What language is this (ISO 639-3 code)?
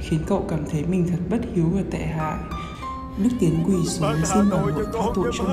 vie